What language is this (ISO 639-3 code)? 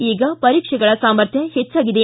kan